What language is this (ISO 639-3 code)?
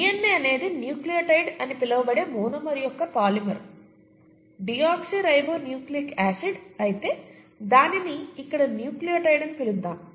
tel